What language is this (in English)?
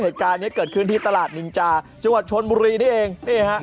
Thai